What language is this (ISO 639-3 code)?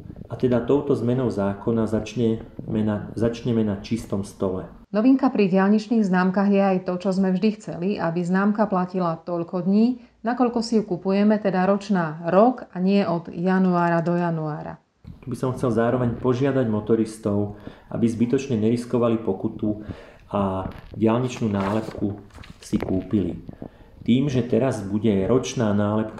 slk